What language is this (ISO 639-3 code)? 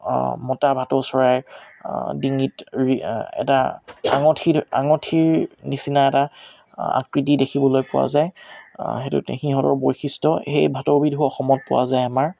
asm